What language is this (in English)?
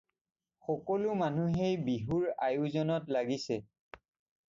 Assamese